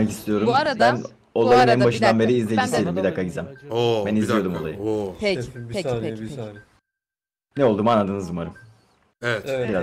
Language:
Turkish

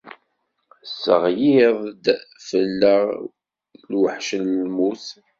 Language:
Kabyle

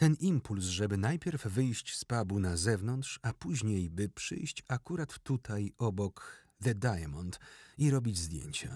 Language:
Polish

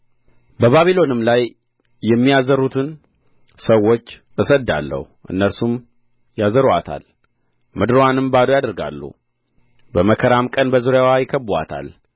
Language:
Amharic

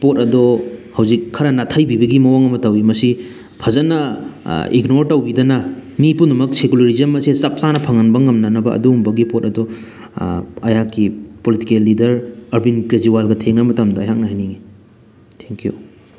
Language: Manipuri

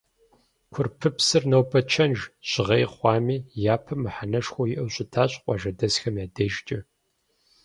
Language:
Kabardian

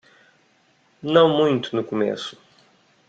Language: Portuguese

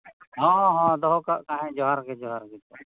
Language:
Santali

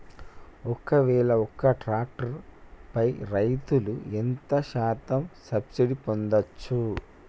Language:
Telugu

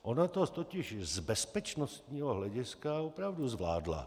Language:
Czech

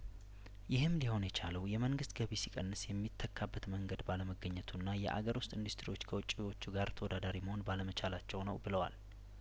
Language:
Amharic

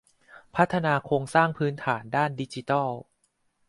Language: Thai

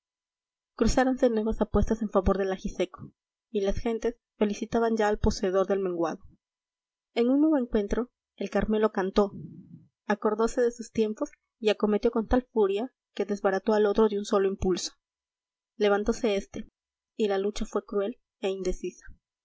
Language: Spanish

